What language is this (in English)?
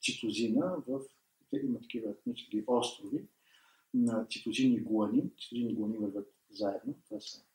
Bulgarian